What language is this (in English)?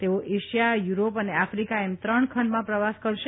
Gujarati